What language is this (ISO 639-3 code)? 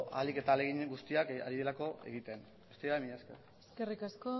eus